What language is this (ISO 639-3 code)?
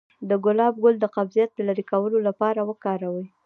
pus